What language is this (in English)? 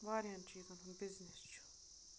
Kashmiri